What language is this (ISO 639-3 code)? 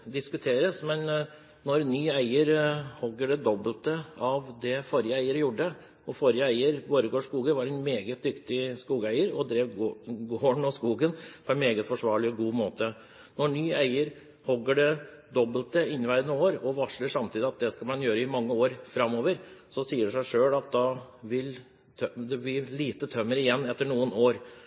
nob